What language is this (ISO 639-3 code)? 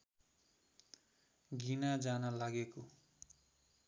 nep